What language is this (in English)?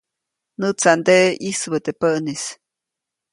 Copainalá Zoque